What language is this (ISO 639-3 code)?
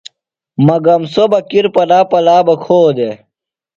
phl